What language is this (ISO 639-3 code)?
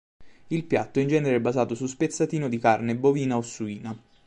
ita